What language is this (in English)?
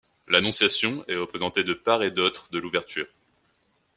French